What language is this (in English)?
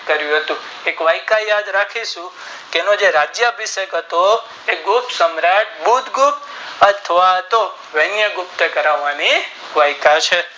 Gujarati